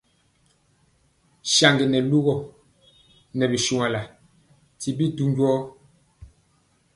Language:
Mpiemo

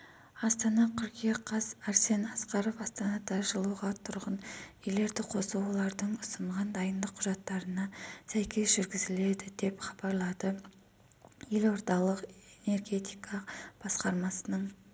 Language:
Kazakh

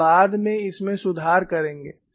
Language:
Hindi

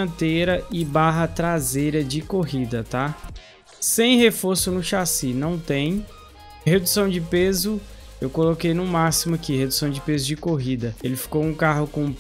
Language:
Portuguese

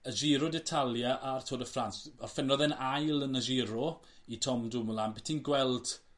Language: Welsh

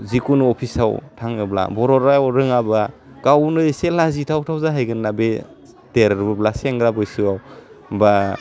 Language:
Bodo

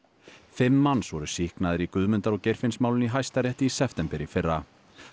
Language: Icelandic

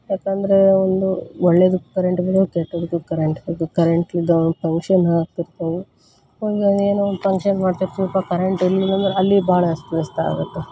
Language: Kannada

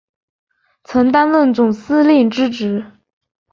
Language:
Chinese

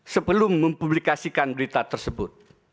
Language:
Indonesian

